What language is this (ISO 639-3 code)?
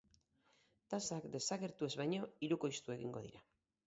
eus